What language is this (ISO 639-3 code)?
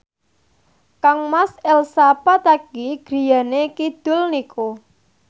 jav